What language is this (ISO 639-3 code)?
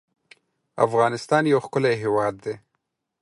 pus